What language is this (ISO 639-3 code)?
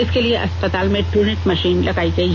hin